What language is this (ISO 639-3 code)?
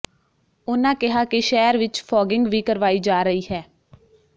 pan